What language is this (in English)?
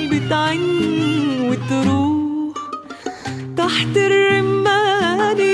Arabic